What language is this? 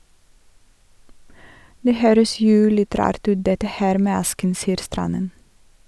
Norwegian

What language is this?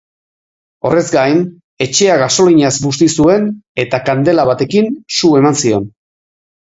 Basque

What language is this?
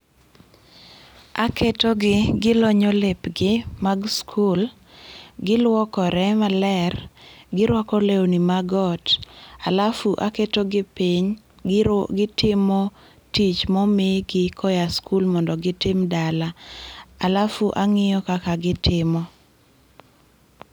Luo (Kenya and Tanzania)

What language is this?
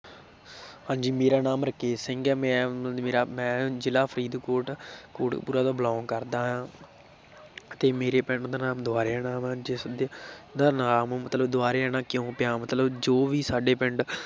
Punjabi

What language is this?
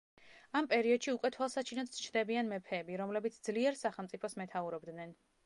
Georgian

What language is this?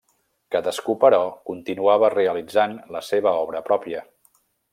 Catalan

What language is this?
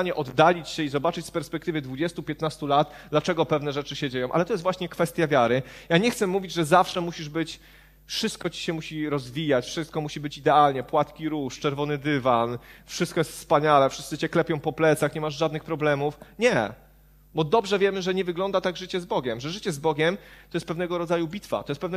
Polish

